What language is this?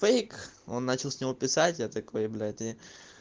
Russian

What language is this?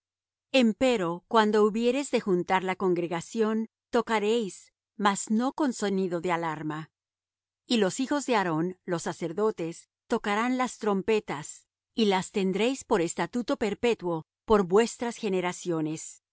Spanish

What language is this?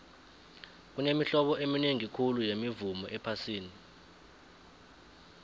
South Ndebele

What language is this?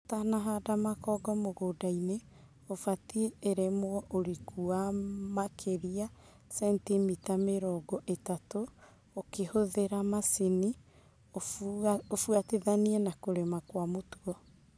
Kikuyu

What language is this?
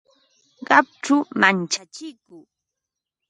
Ambo-Pasco Quechua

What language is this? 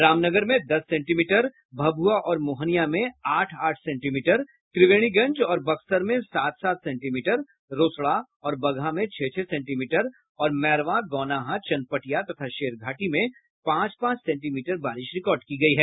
Hindi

